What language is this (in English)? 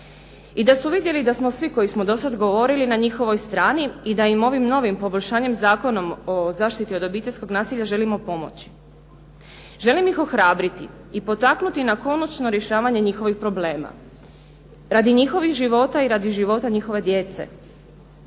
Croatian